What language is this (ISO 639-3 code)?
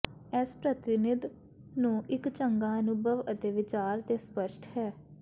pan